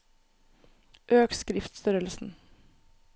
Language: Norwegian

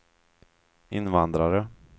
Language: Swedish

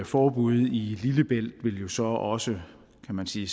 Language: Danish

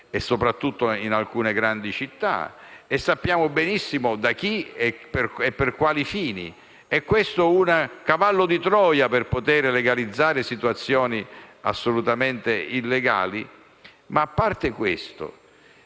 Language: Italian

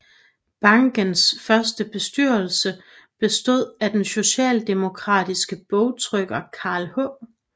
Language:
Danish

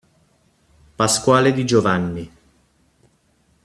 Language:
Italian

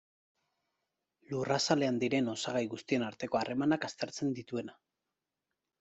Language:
Basque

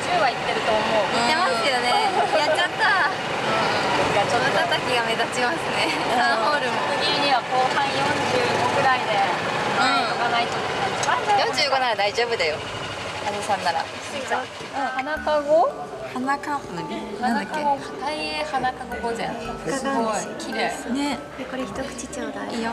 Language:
Japanese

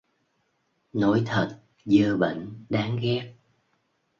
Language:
Vietnamese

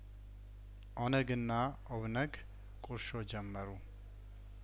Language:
Amharic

